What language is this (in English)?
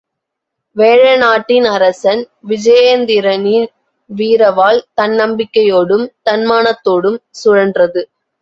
Tamil